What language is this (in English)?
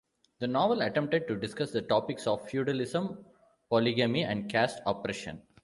English